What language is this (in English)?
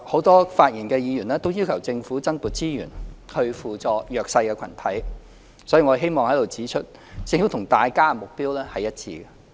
Cantonese